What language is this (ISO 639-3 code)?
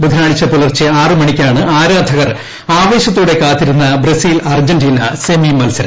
mal